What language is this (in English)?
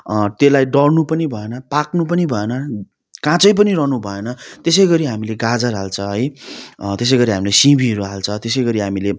Nepali